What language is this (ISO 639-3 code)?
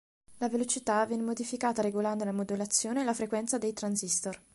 ita